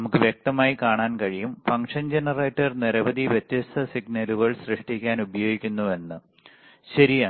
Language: Malayalam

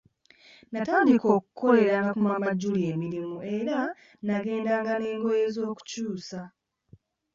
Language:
Ganda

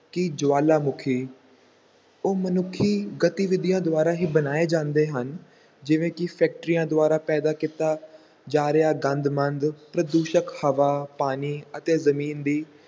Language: Punjabi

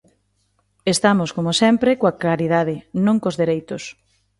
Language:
Galician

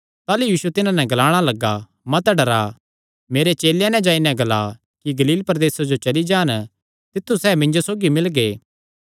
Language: Kangri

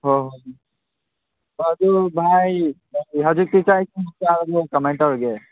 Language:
Manipuri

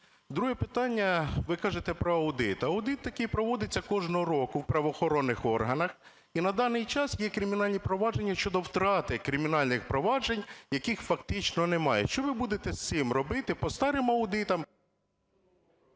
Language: Ukrainian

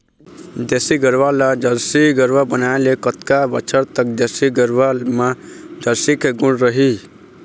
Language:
Chhattisgarhi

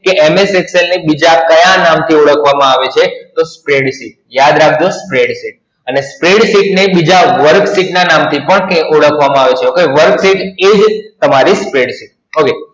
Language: Gujarati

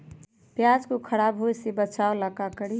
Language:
Magahi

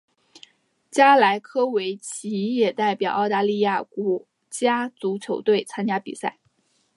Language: Chinese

